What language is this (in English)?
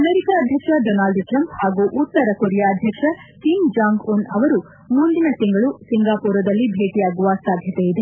Kannada